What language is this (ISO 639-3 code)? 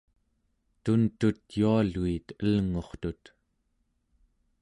esu